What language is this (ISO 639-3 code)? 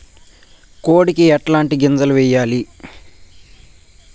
tel